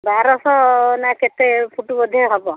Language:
Odia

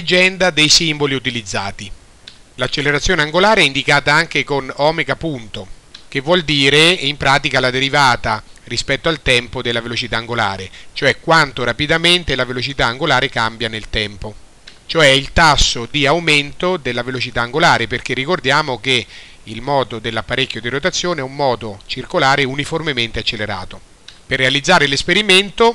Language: Italian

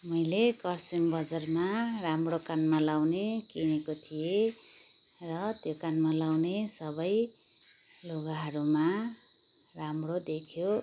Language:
Nepali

